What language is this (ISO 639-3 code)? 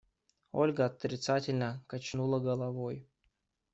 rus